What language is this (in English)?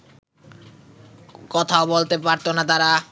Bangla